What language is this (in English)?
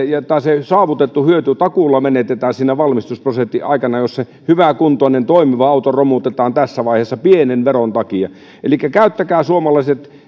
Finnish